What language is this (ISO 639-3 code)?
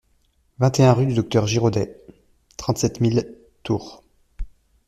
fra